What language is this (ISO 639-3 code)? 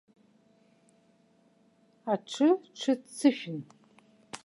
abk